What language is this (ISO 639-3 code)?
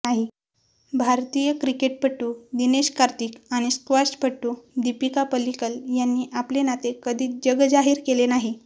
mar